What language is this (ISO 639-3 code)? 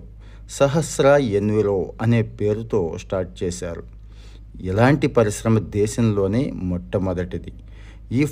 tel